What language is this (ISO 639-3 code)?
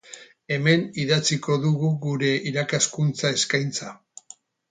eus